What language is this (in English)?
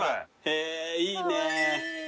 Japanese